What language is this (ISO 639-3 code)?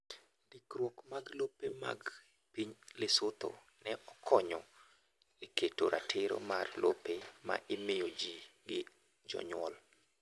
luo